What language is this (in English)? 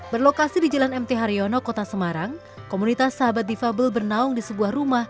Indonesian